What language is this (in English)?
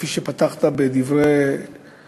Hebrew